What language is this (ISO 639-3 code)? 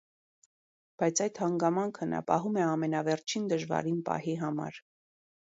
hye